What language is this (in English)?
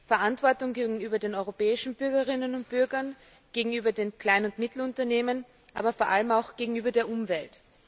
German